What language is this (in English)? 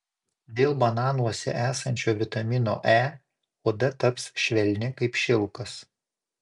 Lithuanian